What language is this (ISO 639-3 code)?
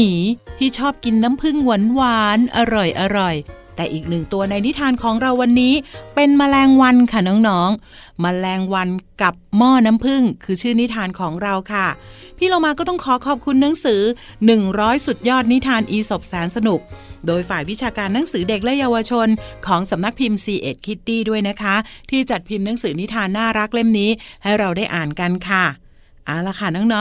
tha